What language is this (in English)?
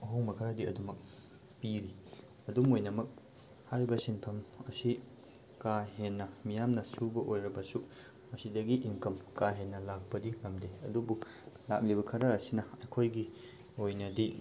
Manipuri